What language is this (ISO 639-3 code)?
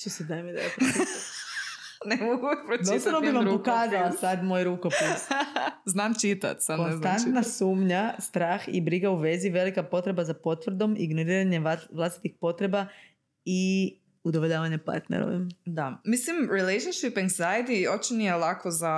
hrv